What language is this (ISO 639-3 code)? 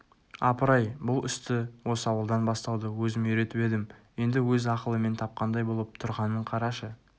kaz